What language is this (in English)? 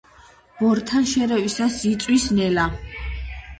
Georgian